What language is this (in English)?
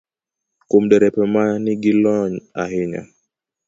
Luo (Kenya and Tanzania)